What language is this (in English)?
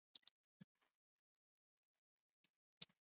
Chinese